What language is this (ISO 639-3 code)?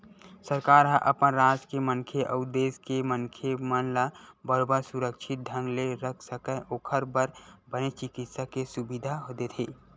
hne